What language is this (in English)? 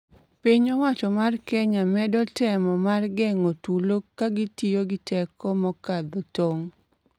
Luo (Kenya and Tanzania)